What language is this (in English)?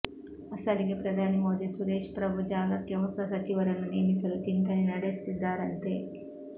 Kannada